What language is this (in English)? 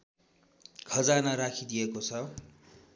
Nepali